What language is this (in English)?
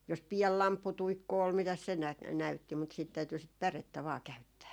Finnish